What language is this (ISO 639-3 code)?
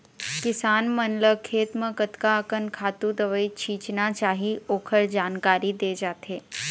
hne